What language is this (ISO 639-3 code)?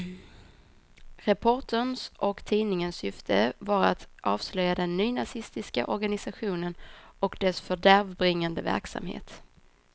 swe